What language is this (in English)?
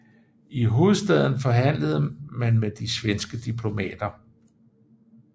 Danish